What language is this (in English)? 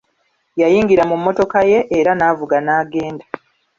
Ganda